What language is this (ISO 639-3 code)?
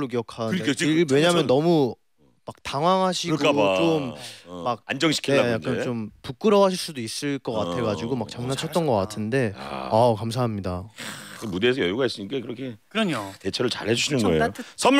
kor